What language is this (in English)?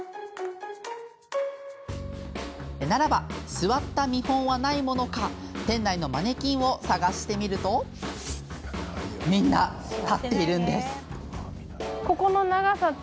Japanese